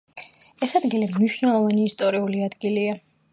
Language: Georgian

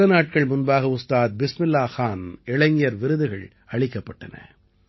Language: Tamil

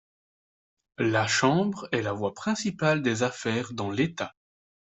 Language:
French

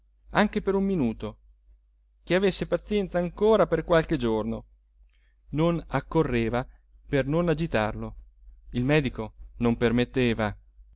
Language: Italian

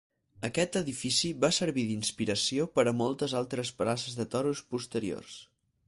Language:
Catalan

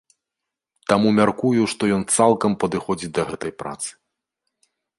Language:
Belarusian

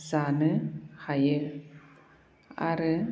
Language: Bodo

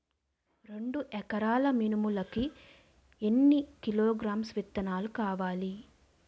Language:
Telugu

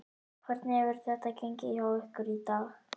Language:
Icelandic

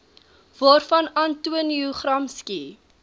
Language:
Afrikaans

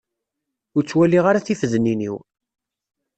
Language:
Kabyle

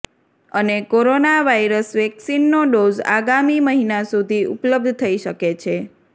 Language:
Gujarati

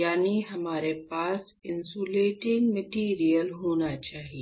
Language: Hindi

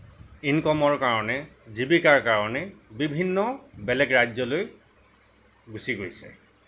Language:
Assamese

